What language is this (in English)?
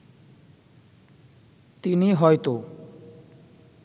Bangla